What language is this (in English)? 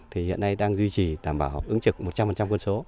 Vietnamese